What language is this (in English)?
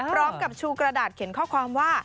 Thai